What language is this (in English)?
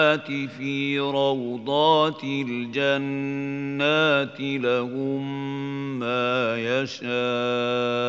Arabic